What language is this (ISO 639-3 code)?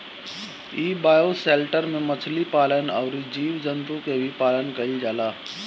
bho